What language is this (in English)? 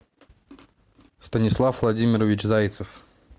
Russian